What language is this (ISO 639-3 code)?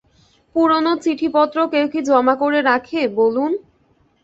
ben